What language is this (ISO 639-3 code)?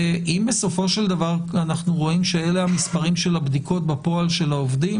heb